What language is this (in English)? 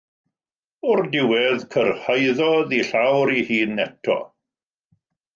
Welsh